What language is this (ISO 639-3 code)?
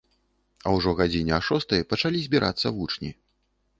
bel